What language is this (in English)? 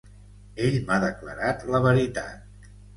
Catalan